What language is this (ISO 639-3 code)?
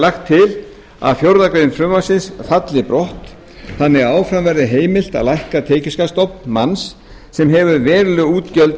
isl